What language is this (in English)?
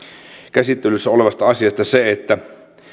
Finnish